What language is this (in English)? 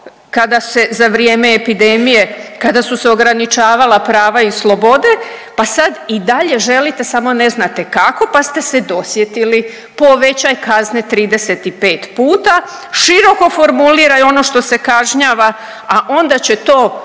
Croatian